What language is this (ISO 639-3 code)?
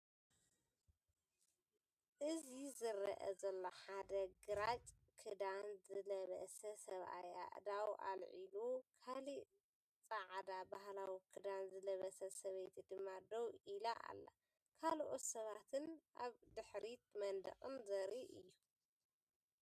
tir